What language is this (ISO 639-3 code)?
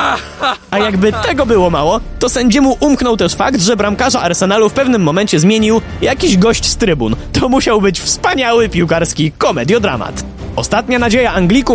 pol